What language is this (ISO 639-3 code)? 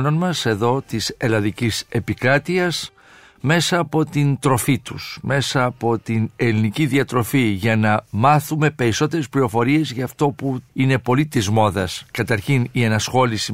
ell